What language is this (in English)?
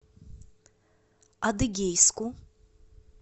Russian